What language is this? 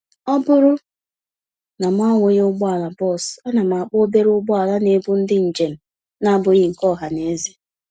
Igbo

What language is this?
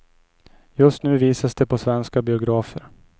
Swedish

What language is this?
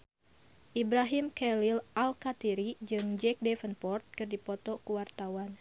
Sundanese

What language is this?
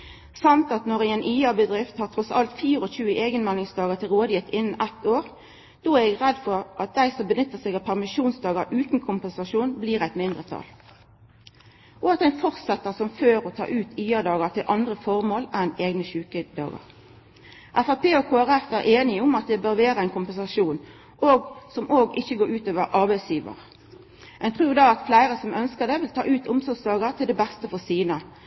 Norwegian Nynorsk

